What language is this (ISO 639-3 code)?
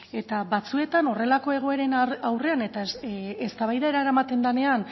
eus